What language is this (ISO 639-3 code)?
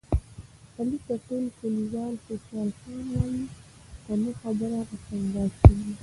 pus